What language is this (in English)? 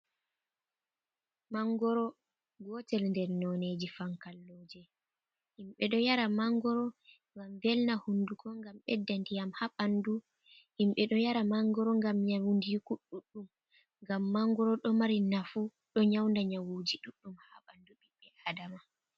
Fula